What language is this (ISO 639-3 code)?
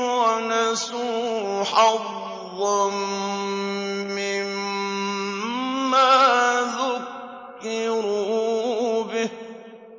ara